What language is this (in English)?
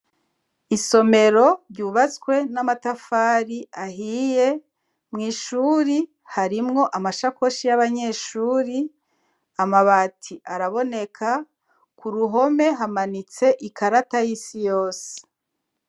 Rundi